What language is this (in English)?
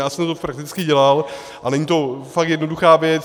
Czech